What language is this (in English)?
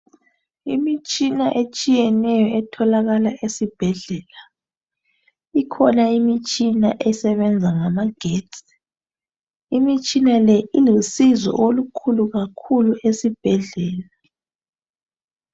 North Ndebele